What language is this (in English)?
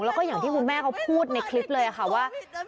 Thai